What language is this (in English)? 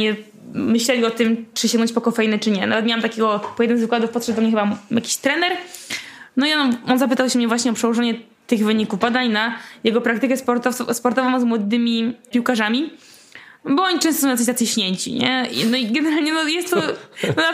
Polish